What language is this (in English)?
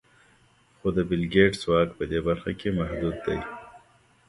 Pashto